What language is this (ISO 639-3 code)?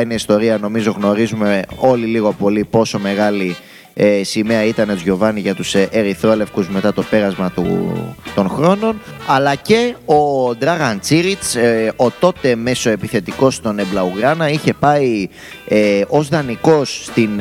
ell